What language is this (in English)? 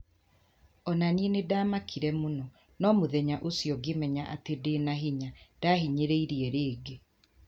Kikuyu